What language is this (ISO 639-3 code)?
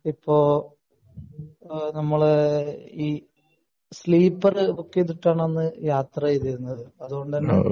mal